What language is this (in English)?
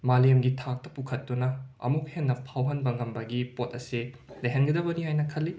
Manipuri